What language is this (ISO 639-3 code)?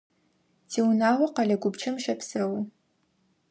ady